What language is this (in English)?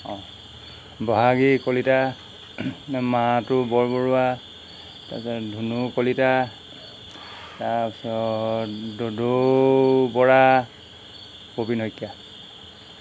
Assamese